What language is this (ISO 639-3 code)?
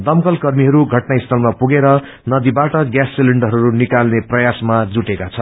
nep